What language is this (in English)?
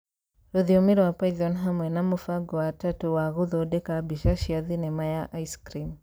Kikuyu